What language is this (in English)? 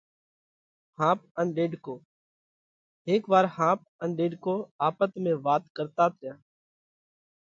Parkari Koli